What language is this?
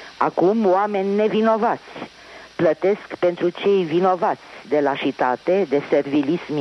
Romanian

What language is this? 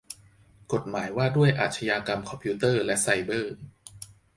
Thai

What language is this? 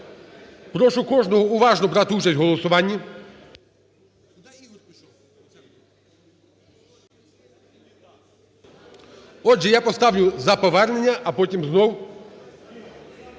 Ukrainian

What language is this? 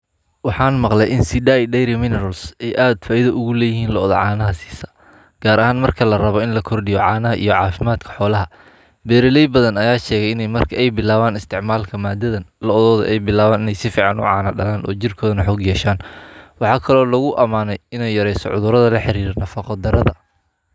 Somali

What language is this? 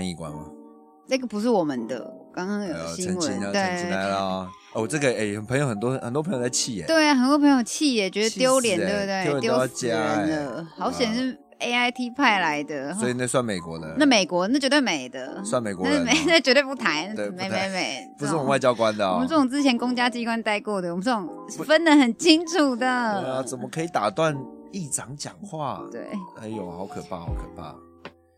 Chinese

